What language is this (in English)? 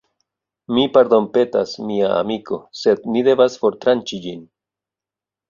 Esperanto